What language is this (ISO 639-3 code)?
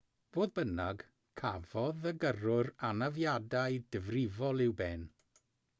cym